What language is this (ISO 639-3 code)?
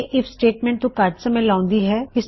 pan